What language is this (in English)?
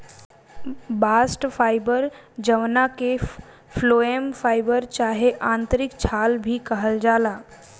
Bhojpuri